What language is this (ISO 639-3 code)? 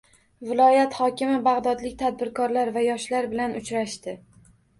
uzb